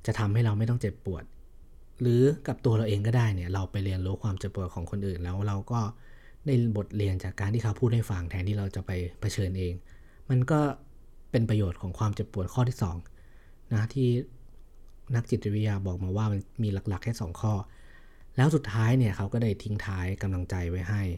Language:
Thai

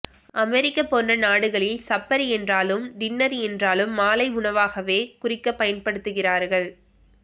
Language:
Tamil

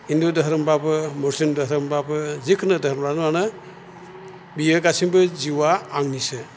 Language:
Bodo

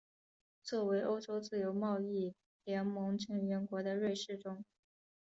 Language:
Chinese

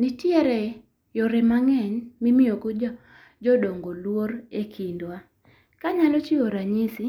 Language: Luo (Kenya and Tanzania)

